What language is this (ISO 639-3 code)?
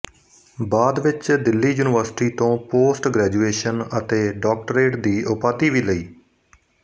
pan